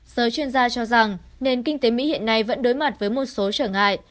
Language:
Vietnamese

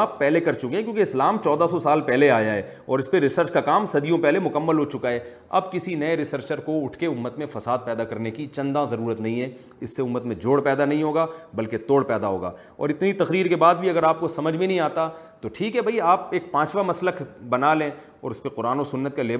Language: Urdu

